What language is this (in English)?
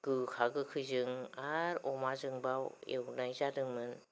Bodo